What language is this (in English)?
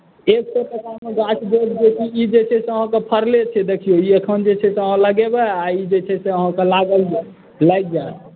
Maithili